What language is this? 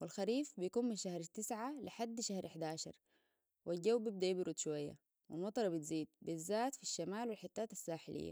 Sudanese Arabic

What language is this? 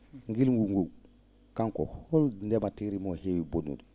Fula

